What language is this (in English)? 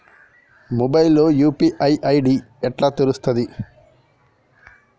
Telugu